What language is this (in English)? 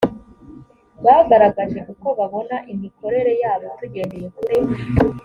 Kinyarwanda